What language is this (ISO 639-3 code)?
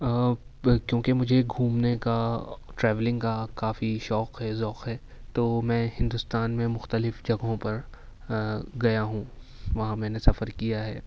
urd